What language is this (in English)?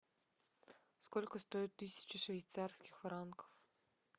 Russian